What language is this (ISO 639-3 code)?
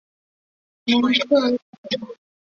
zho